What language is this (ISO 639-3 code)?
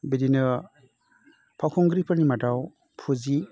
brx